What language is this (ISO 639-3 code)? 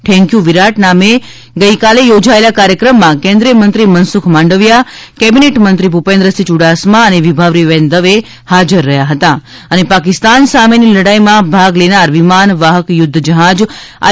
guj